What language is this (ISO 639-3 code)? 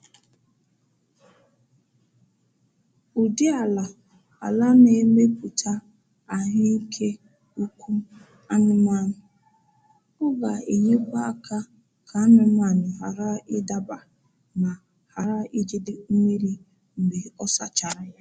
ibo